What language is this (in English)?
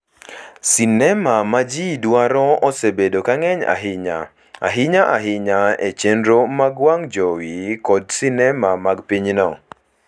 Luo (Kenya and Tanzania)